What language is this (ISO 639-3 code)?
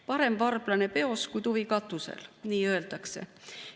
est